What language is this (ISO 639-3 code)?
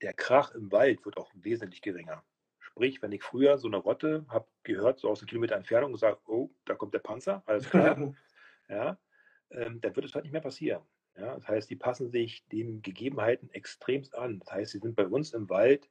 deu